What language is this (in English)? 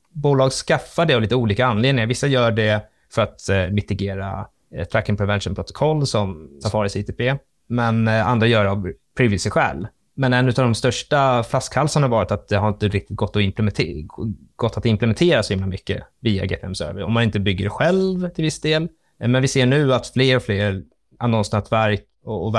Swedish